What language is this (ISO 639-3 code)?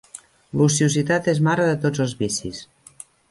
cat